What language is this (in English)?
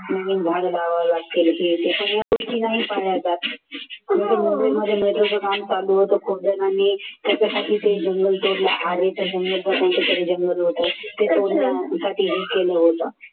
Marathi